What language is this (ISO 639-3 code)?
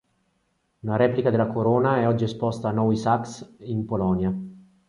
ita